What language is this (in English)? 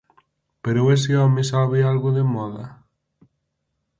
Galician